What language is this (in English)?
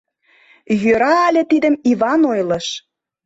Mari